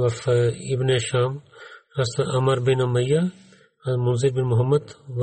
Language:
Bulgarian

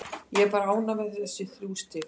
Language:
Icelandic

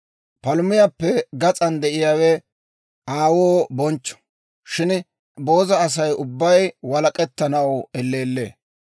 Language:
Dawro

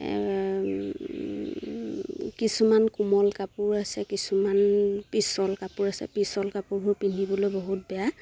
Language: Assamese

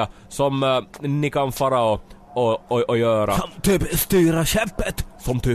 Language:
Swedish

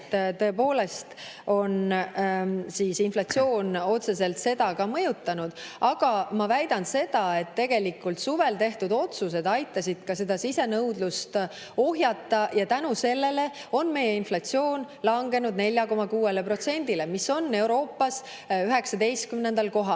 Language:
Estonian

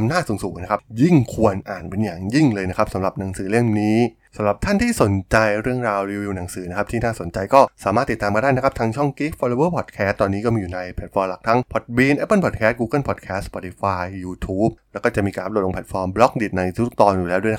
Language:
Thai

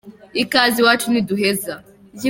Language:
Kinyarwanda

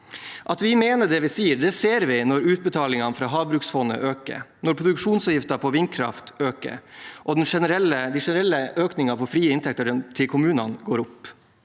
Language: Norwegian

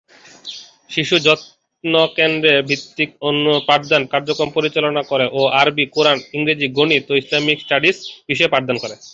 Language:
Bangla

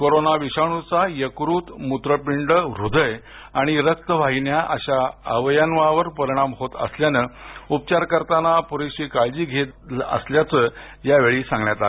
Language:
Marathi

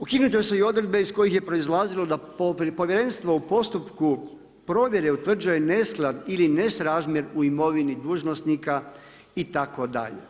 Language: Croatian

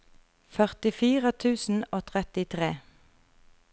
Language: Norwegian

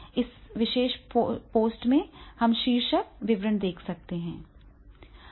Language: Hindi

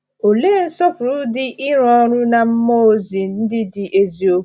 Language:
Igbo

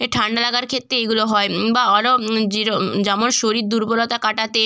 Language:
Bangla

